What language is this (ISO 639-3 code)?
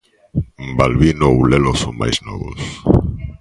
glg